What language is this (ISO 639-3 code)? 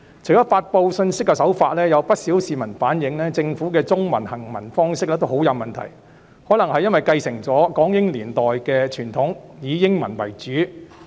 yue